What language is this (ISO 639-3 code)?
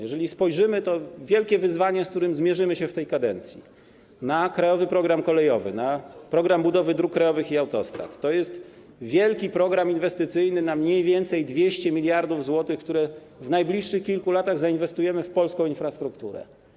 pol